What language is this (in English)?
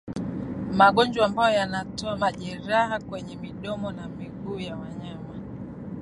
Swahili